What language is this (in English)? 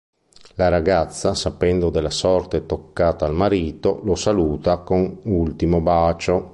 Italian